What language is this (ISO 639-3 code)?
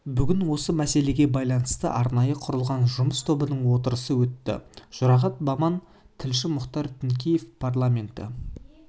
kaz